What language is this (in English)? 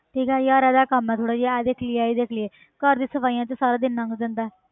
Punjabi